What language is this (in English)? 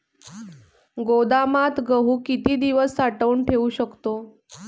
Marathi